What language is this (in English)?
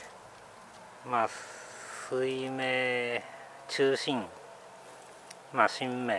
Japanese